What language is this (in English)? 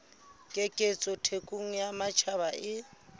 Southern Sotho